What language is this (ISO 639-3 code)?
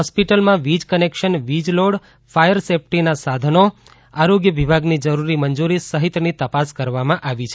guj